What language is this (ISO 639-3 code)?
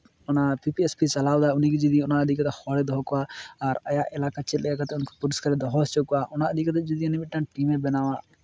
sat